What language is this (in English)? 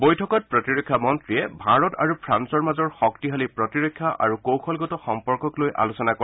Assamese